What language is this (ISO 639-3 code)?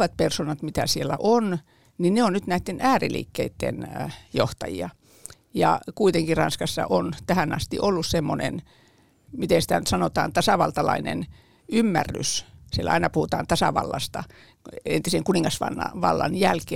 fin